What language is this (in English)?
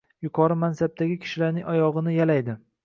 Uzbek